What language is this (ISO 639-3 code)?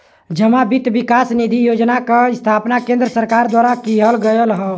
bho